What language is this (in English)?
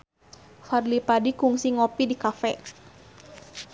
Sundanese